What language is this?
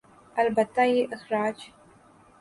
Urdu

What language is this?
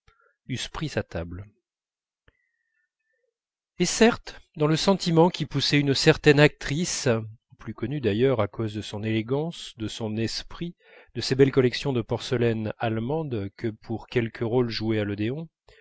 French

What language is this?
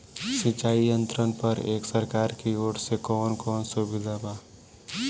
Bhojpuri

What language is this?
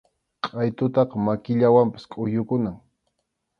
Arequipa-La Unión Quechua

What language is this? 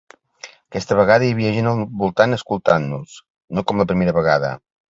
Catalan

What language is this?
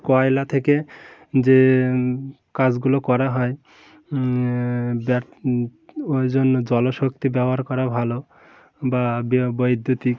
Bangla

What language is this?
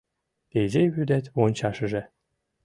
Mari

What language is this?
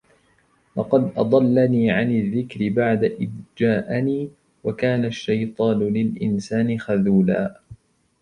Arabic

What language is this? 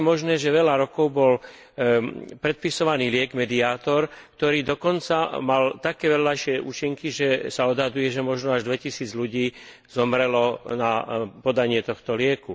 Slovak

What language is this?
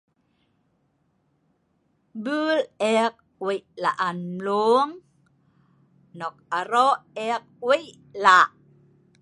Sa'ban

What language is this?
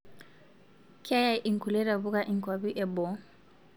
Masai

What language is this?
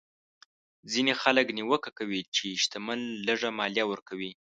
Pashto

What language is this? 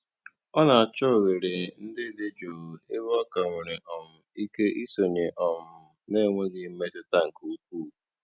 Igbo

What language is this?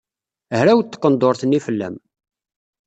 Kabyle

